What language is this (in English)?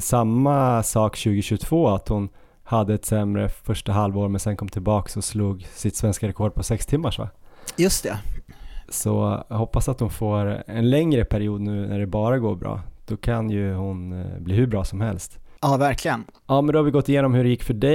Swedish